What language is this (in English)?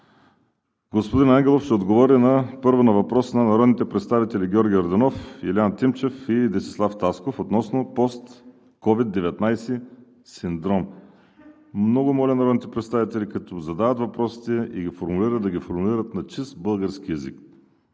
Bulgarian